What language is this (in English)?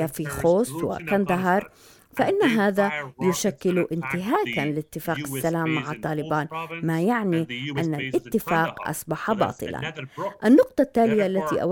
Arabic